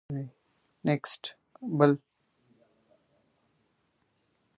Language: Pashto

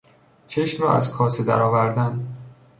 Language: Persian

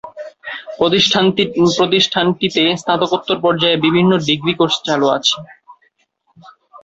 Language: Bangla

